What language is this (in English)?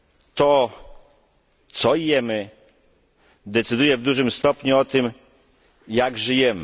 Polish